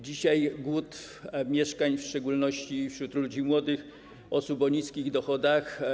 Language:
Polish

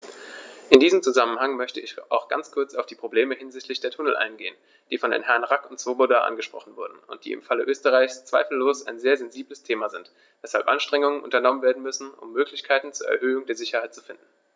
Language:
German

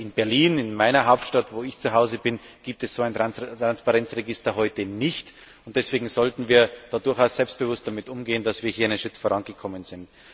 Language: German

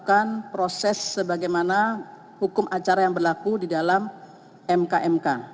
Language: Indonesian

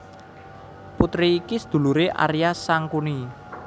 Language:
Javanese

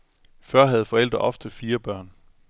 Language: Danish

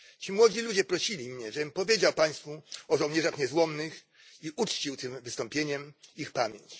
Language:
Polish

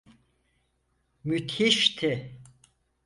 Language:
Turkish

